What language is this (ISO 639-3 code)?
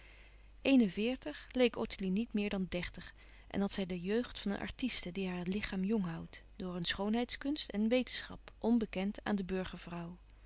nld